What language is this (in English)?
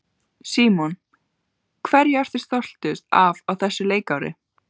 Icelandic